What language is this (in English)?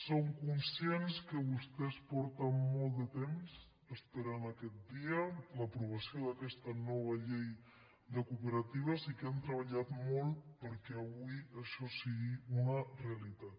Catalan